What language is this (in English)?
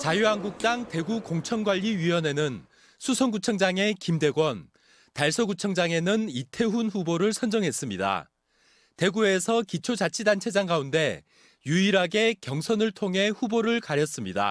Korean